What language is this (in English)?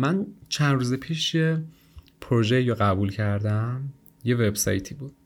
Persian